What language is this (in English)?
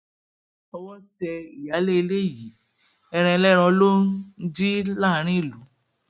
Yoruba